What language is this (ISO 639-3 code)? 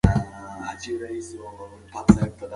pus